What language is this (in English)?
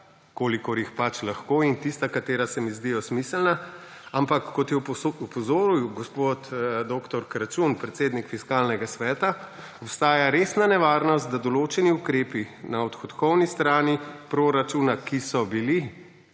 Slovenian